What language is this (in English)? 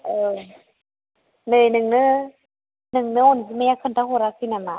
Bodo